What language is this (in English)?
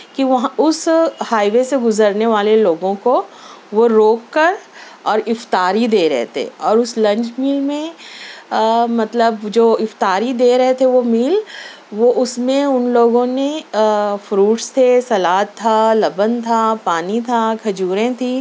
Urdu